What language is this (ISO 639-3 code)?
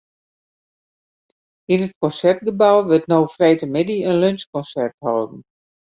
fry